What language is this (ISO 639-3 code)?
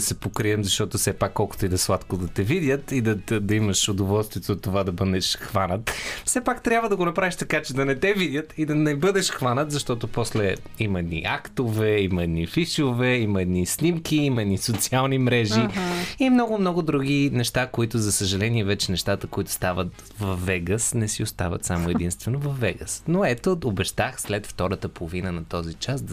bul